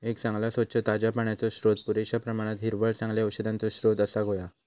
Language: Marathi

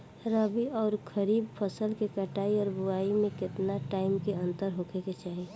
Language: Bhojpuri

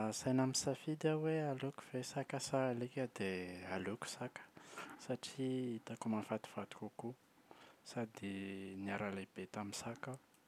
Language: Malagasy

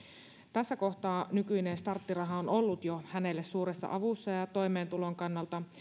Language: Finnish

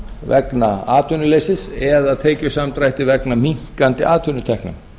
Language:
Icelandic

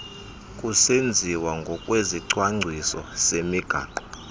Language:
Xhosa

